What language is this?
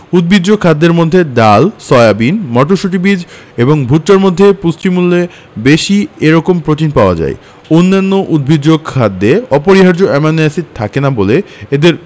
Bangla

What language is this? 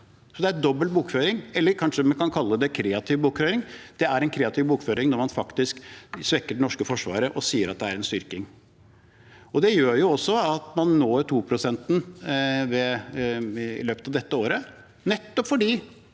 Norwegian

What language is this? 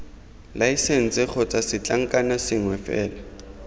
Tswana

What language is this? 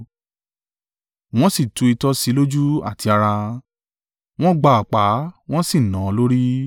Yoruba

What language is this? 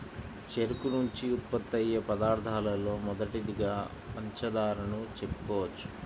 Telugu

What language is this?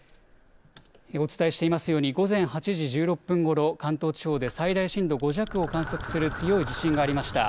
Japanese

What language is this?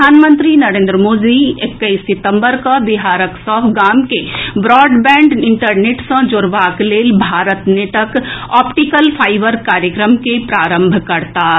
Maithili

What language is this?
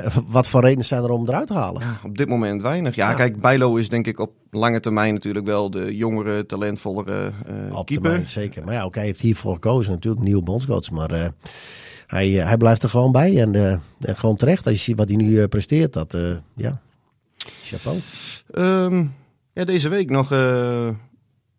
Dutch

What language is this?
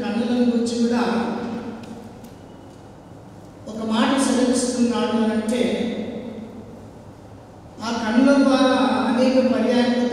Hindi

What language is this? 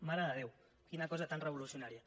Catalan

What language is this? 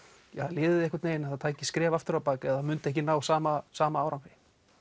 Icelandic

